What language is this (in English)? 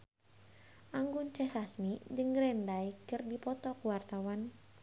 Sundanese